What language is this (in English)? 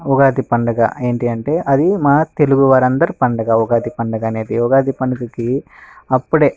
Telugu